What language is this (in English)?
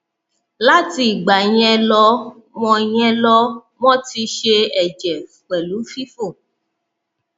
Yoruba